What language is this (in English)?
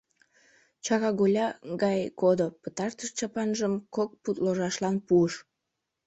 Mari